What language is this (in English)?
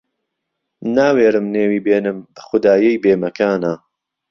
Central Kurdish